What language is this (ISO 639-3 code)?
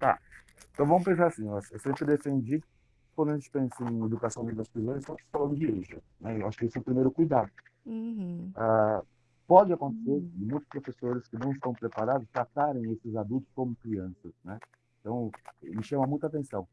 por